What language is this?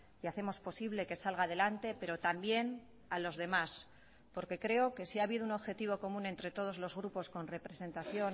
Spanish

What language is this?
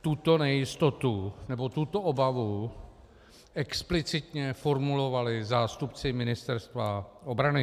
Czech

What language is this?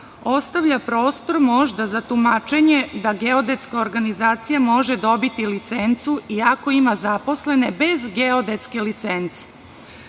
Serbian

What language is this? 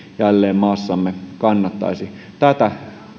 Finnish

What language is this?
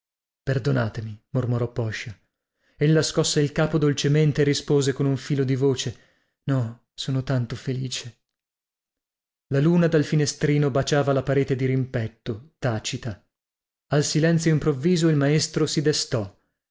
Italian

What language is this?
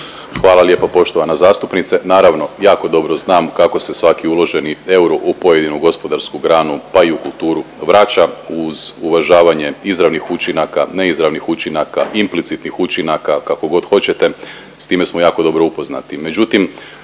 Croatian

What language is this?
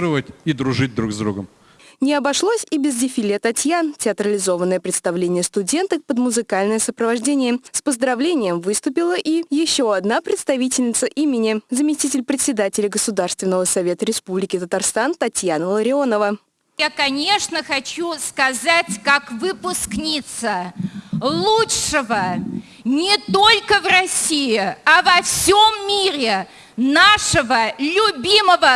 Russian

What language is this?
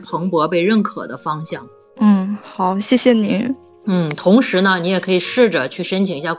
Chinese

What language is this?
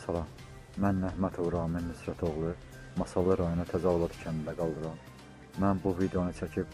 Turkish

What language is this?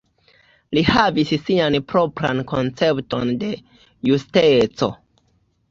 Esperanto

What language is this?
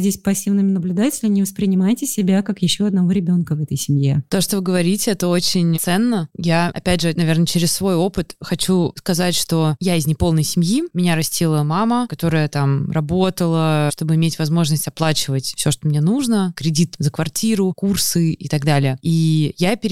Russian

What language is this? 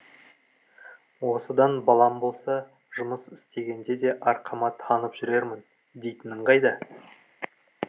Kazakh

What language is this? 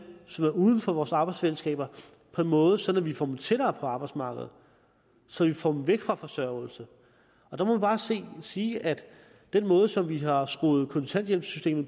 Danish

